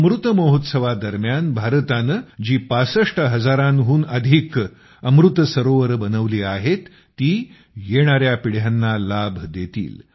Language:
Marathi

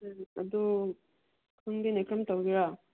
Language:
Manipuri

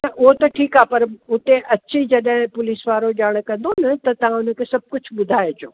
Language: Sindhi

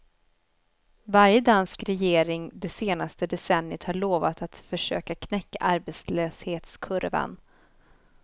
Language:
Swedish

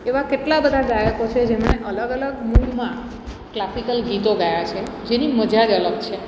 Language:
Gujarati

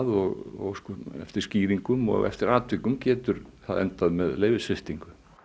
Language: Icelandic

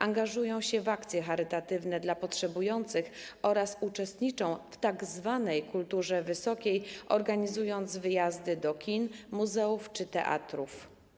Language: Polish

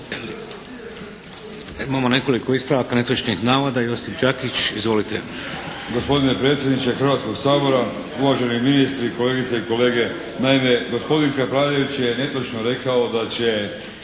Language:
Croatian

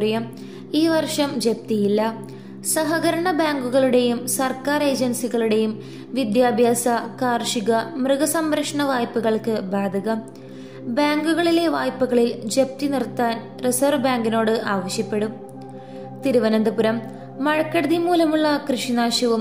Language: Malayalam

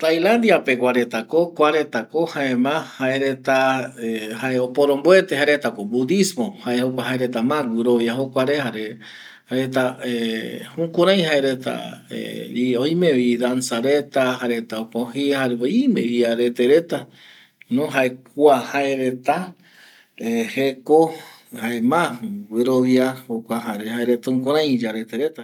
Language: Eastern Bolivian Guaraní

